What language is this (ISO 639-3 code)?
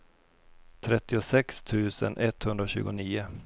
swe